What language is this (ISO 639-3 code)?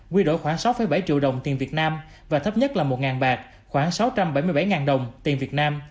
vie